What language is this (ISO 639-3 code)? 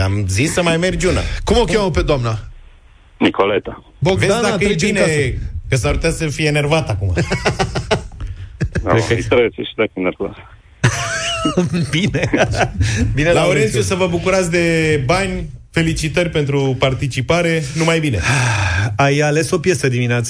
ron